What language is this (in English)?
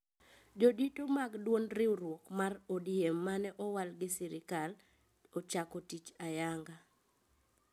Luo (Kenya and Tanzania)